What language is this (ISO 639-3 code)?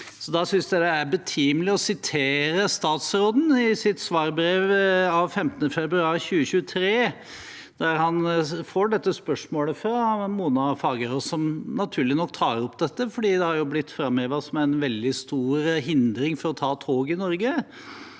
nor